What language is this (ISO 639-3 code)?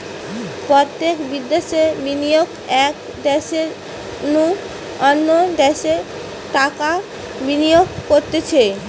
ben